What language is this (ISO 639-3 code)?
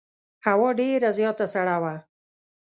pus